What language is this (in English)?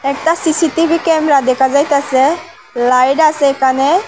Bangla